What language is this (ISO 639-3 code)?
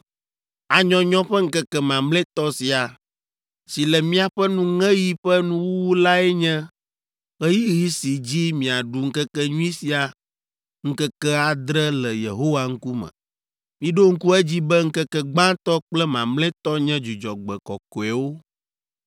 ewe